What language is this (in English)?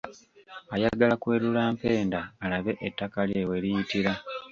Ganda